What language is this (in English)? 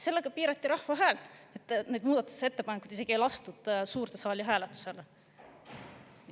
Estonian